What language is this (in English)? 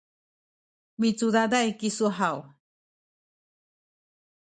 Sakizaya